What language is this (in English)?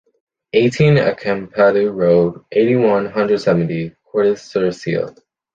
English